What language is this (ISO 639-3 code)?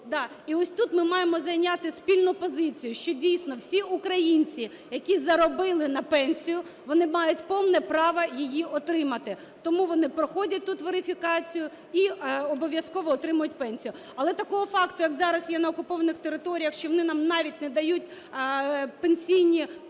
ukr